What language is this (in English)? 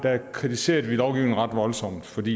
Danish